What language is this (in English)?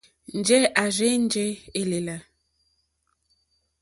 Mokpwe